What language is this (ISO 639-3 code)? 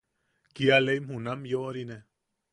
yaq